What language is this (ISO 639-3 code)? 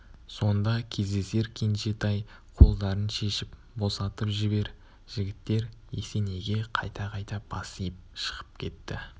kaz